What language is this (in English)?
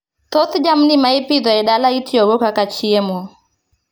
Luo (Kenya and Tanzania)